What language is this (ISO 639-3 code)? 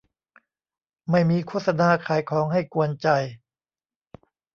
tha